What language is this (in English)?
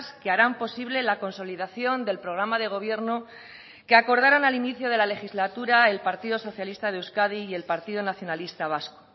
Spanish